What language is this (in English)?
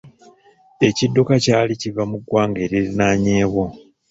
Ganda